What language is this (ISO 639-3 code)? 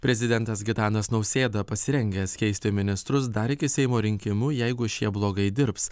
lit